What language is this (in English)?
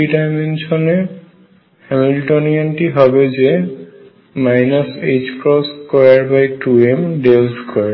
Bangla